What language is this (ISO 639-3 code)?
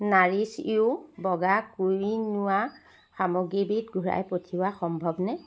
asm